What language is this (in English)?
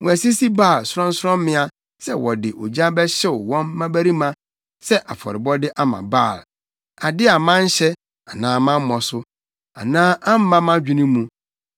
Akan